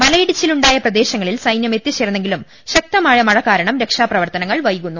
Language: Malayalam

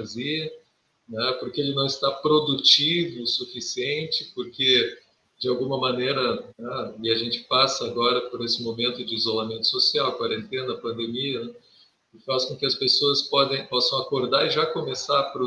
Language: Portuguese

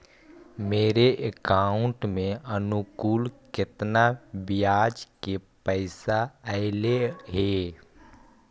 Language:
Magahi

